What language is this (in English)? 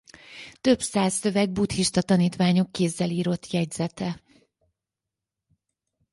Hungarian